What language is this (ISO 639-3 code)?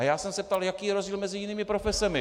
ces